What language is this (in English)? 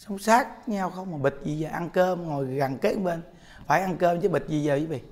Vietnamese